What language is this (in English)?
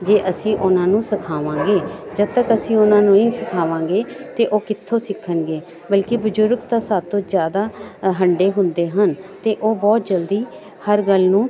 Punjabi